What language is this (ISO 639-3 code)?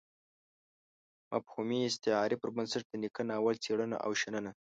pus